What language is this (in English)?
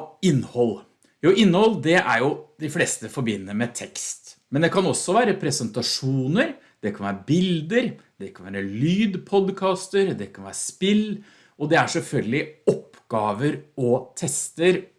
Norwegian